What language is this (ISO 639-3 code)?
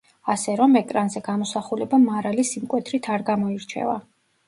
kat